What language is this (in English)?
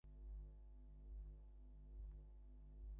Bangla